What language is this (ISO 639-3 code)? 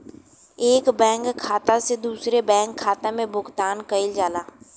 bho